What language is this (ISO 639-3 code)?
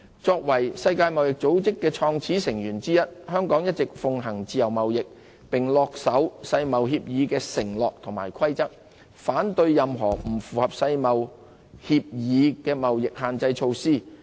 yue